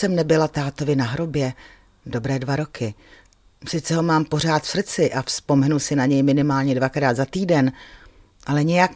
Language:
Czech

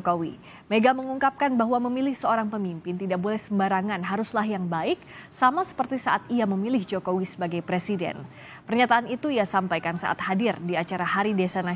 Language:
Indonesian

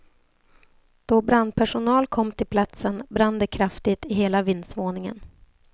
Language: Swedish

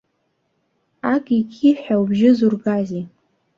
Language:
Abkhazian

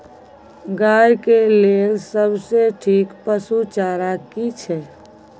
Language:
Maithili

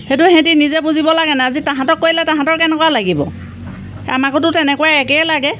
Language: Assamese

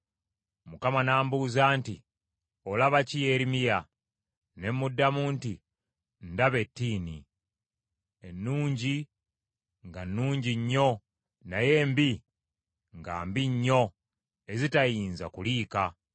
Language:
Ganda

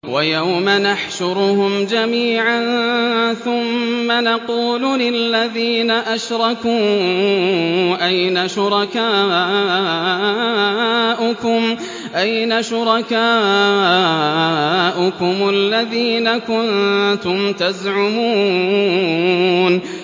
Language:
Arabic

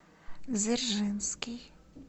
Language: Russian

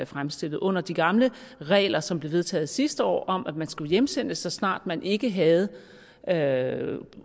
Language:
Danish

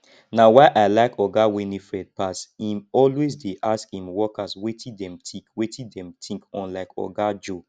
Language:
Nigerian Pidgin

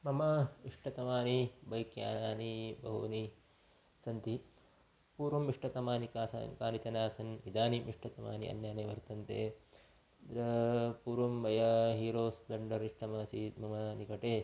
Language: Sanskrit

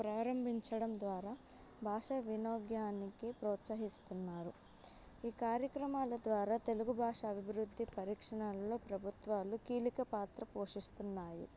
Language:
Telugu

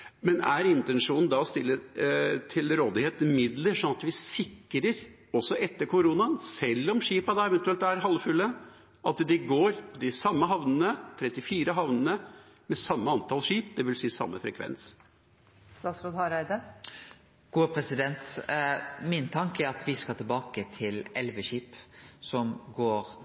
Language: Norwegian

